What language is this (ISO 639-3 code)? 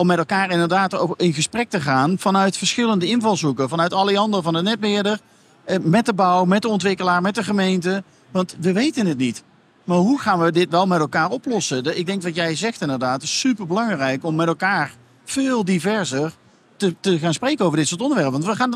nld